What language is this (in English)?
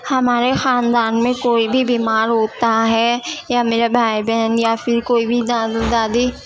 Urdu